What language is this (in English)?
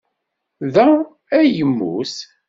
Kabyle